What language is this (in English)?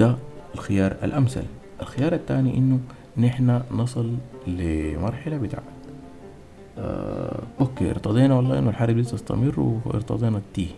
Arabic